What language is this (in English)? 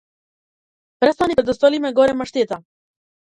Macedonian